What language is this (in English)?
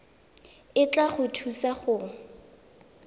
Tswana